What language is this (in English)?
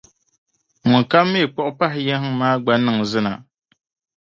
Dagbani